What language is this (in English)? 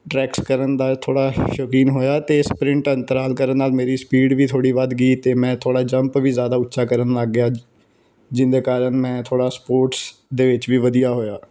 Punjabi